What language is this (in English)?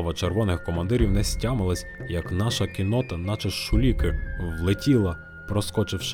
Ukrainian